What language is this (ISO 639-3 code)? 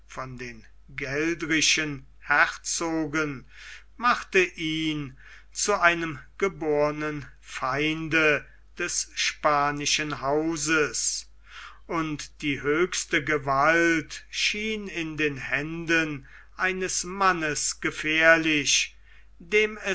deu